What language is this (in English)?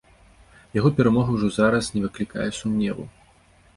Belarusian